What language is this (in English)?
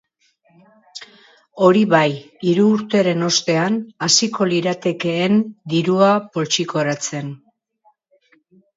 Basque